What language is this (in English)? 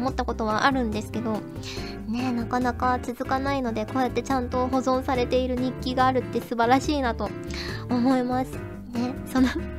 Japanese